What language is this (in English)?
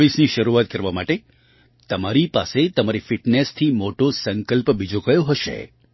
Gujarati